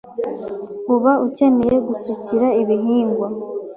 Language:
Kinyarwanda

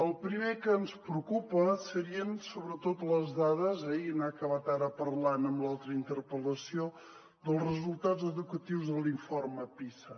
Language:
Catalan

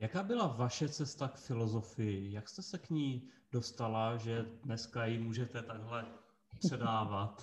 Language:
Czech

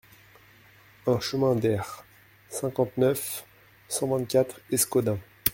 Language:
French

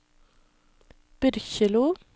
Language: Norwegian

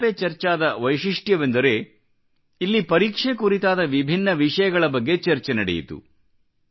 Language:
Kannada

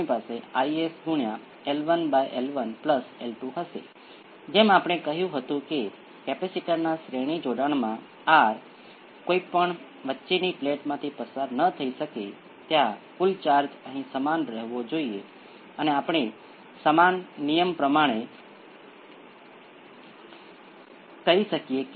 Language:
Gujarati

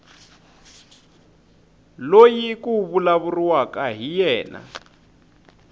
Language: Tsonga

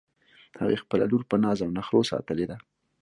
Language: Pashto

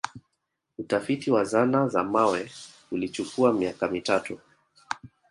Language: Swahili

